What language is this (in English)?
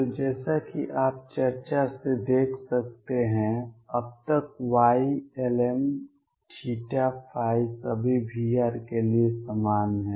Hindi